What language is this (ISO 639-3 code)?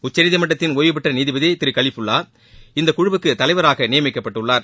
tam